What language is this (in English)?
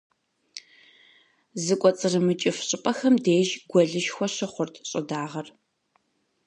Kabardian